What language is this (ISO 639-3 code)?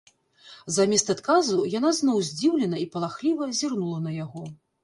bel